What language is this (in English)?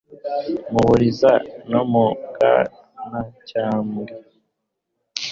Kinyarwanda